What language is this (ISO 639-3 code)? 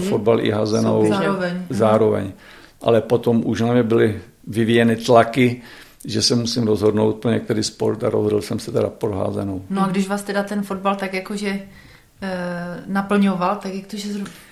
ces